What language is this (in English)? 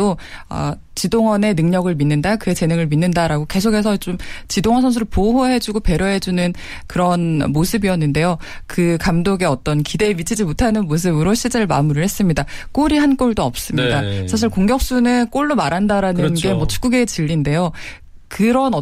Korean